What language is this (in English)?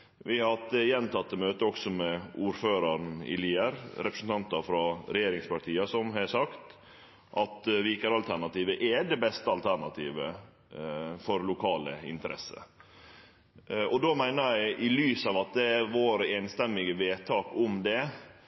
Norwegian Nynorsk